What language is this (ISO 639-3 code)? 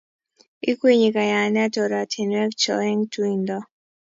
kln